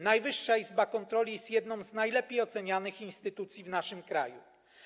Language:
Polish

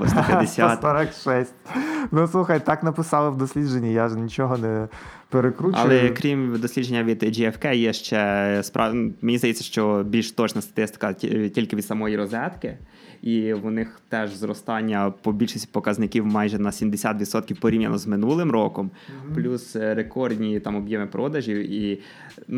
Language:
Ukrainian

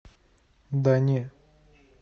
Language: Russian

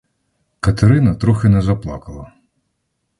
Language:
Ukrainian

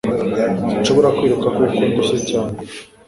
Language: Kinyarwanda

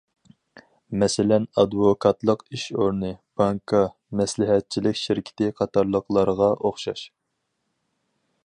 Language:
Uyghur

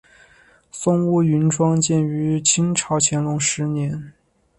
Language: Chinese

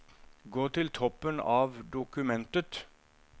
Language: Norwegian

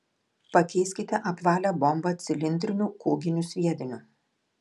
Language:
Lithuanian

